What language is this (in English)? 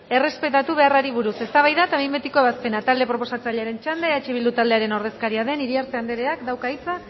Basque